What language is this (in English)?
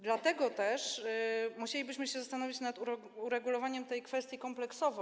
Polish